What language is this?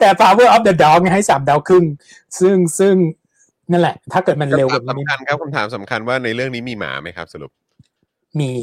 Thai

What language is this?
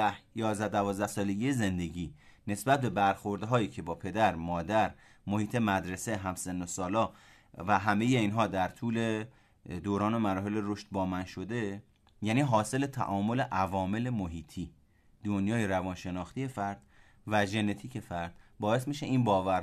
Persian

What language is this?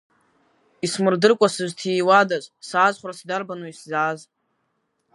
Abkhazian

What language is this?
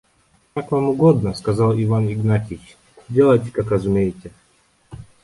Russian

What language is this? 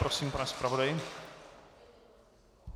Czech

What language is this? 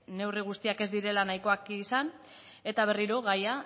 Basque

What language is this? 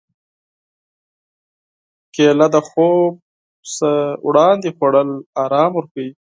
Pashto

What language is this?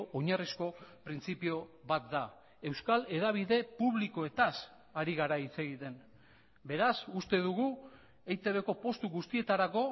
Basque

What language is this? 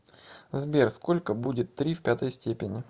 Russian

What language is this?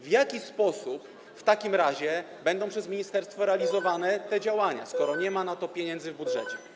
Polish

